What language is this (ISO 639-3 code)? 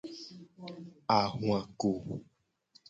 gej